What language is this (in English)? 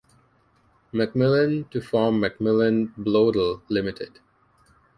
English